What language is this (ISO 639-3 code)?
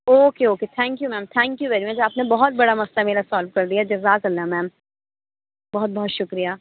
urd